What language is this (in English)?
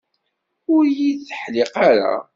Kabyle